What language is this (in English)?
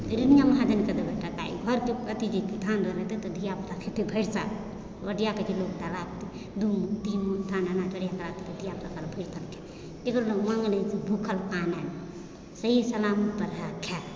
Maithili